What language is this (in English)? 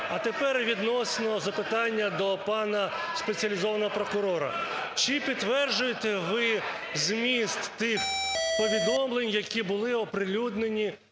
Ukrainian